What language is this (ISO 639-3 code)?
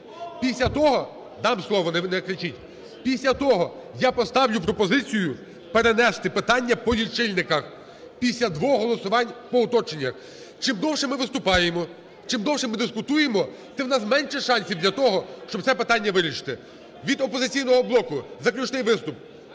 ukr